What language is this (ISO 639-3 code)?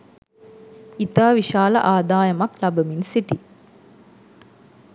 sin